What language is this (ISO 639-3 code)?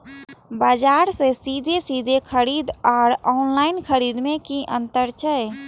mai